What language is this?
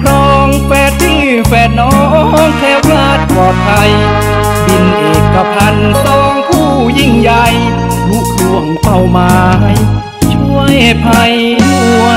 Thai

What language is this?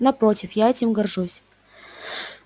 Russian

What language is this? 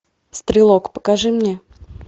Russian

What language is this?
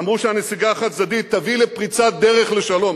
Hebrew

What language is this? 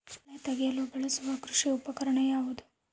Kannada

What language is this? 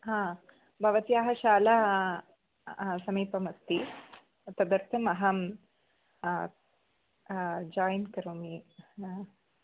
Sanskrit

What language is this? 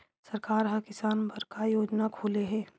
Chhattisgarhi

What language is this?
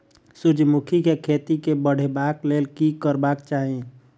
Maithili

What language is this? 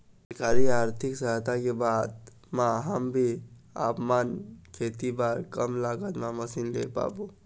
Chhattisgarhi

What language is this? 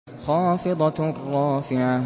Arabic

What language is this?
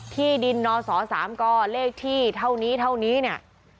Thai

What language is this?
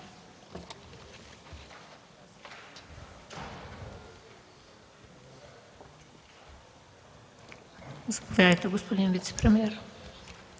Bulgarian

